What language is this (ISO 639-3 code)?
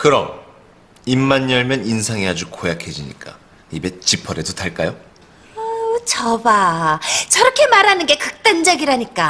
kor